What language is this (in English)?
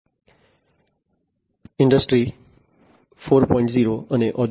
Gujarati